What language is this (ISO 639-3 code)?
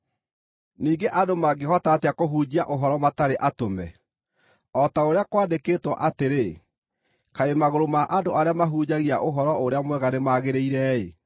kik